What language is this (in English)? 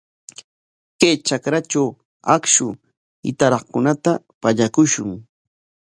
Corongo Ancash Quechua